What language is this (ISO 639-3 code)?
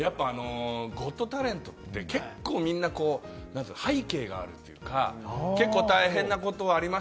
jpn